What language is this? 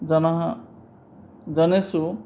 Sanskrit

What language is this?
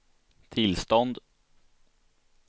Swedish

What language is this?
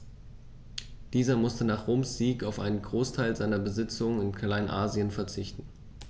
German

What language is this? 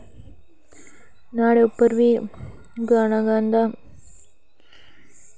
Dogri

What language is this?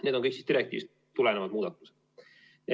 Estonian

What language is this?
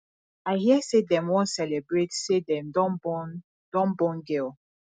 Nigerian Pidgin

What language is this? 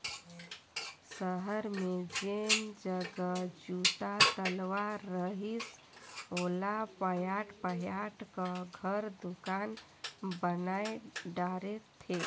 Chhattisgarhi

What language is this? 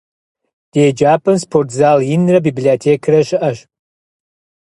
Kabardian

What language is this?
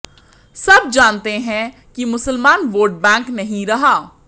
Hindi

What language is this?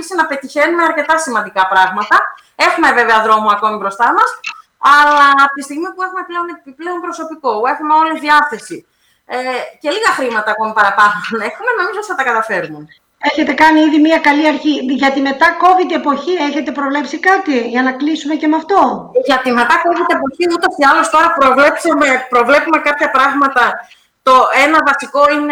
Greek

